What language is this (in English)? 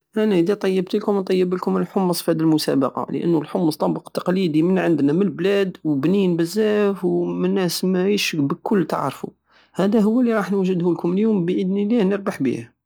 Algerian Saharan Arabic